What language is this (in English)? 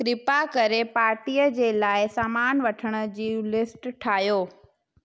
Sindhi